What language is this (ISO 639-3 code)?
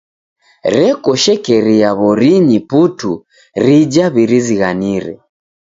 dav